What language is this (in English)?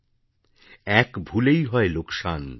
Bangla